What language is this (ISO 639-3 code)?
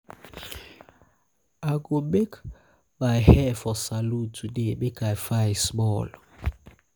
pcm